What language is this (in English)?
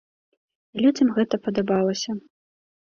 Belarusian